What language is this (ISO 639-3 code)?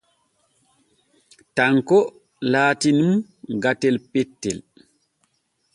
fue